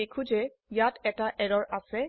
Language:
Assamese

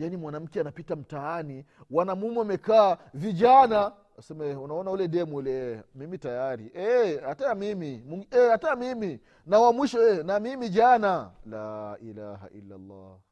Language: Swahili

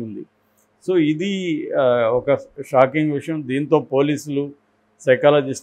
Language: Telugu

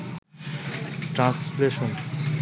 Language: Bangla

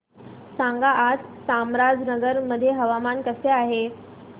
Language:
Marathi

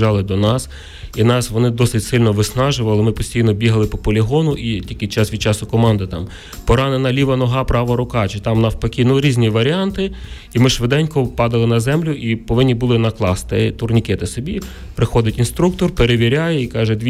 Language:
Ukrainian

